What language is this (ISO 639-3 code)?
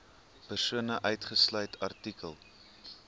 afr